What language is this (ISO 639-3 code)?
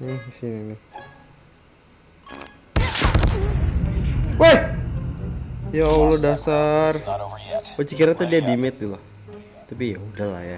ind